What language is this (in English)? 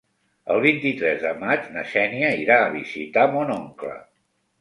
Catalan